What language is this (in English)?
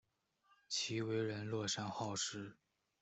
Chinese